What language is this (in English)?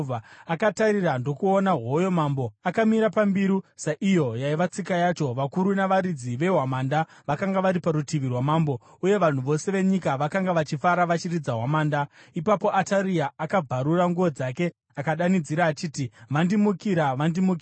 Shona